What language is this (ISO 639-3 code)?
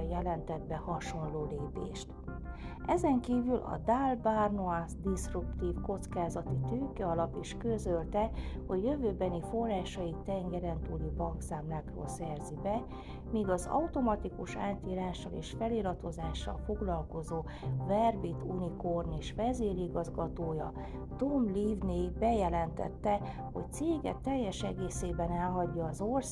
hun